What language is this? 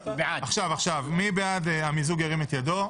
Hebrew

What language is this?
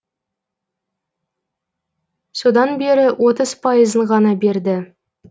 Kazakh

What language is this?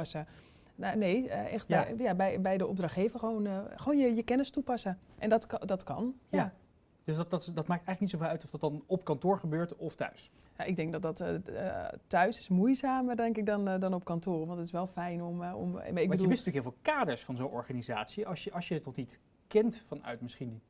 Dutch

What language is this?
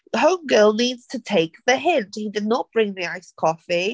English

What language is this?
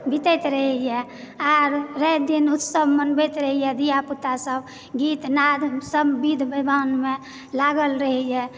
Maithili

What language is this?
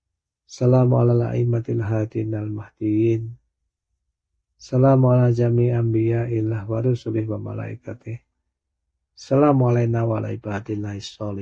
Indonesian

